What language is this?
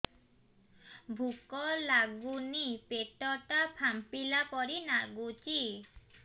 Odia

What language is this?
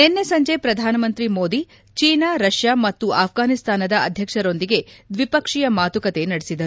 Kannada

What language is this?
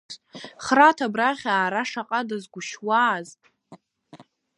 Abkhazian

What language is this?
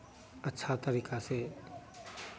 Hindi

